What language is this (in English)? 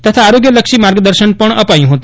Gujarati